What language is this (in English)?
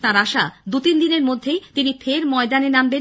Bangla